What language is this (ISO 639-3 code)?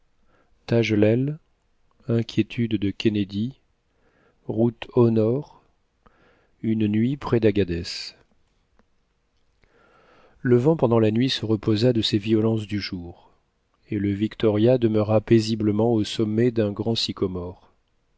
fra